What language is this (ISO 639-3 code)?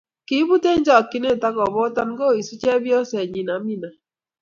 kln